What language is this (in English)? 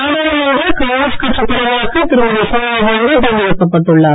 Tamil